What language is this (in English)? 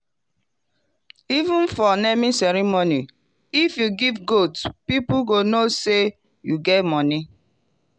Nigerian Pidgin